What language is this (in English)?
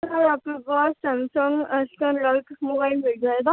Urdu